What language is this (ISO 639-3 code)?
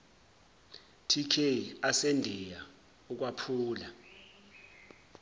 zul